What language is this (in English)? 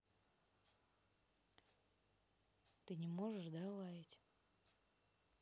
Russian